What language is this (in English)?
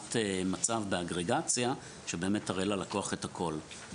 Hebrew